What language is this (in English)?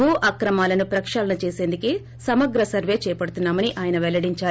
Telugu